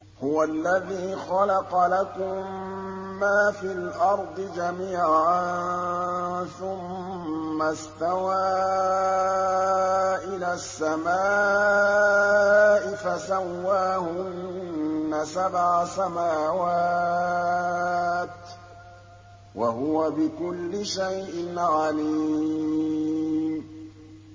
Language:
Arabic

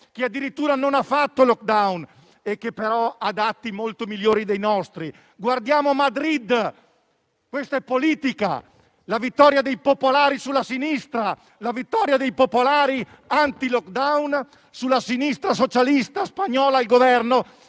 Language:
Italian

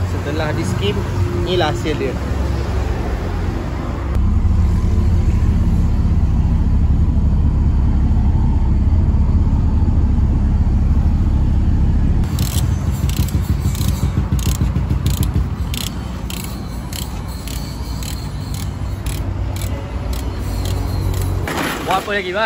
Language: Malay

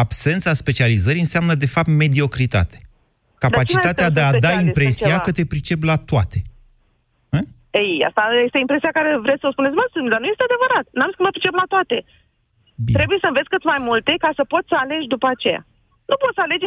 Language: Romanian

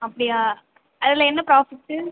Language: Tamil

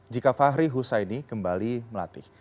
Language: Indonesian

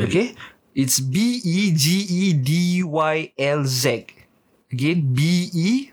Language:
Malay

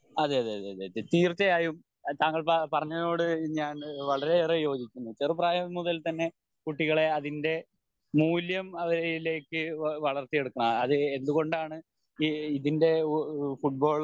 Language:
Malayalam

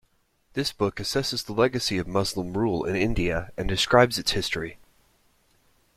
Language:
English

